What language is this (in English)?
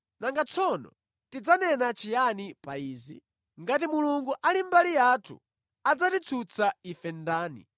Nyanja